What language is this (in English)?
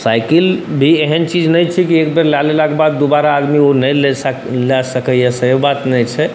Maithili